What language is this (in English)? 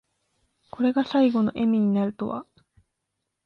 Japanese